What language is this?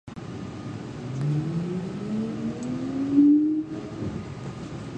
Japanese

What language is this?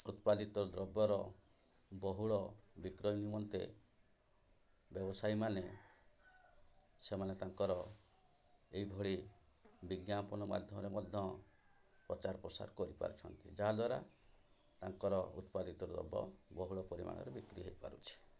Odia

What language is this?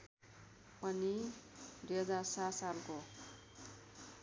Nepali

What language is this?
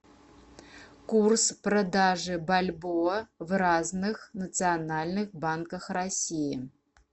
Russian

